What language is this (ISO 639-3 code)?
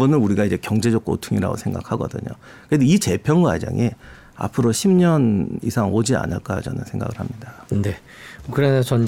kor